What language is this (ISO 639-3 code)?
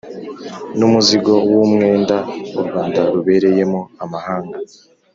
kin